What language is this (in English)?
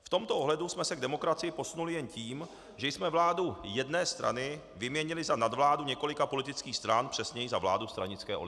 Czech